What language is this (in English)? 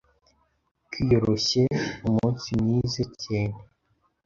Kinyarwanda